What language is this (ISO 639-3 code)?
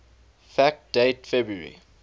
eng